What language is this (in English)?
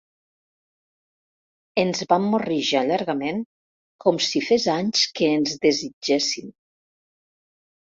Catalan